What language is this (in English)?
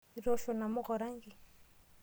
Masai